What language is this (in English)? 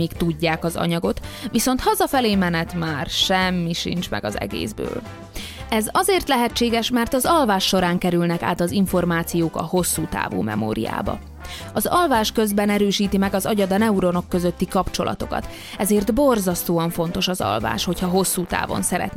Hungarian